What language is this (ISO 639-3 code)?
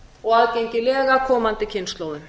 isl